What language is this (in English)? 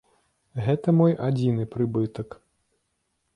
Belarusian